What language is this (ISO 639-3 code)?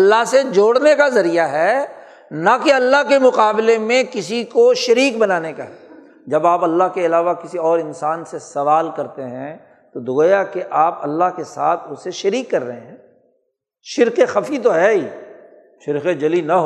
urd